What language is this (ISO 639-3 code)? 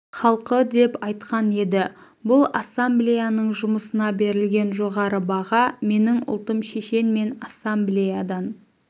kaz